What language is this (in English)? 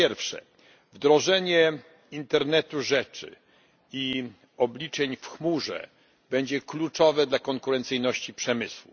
Polish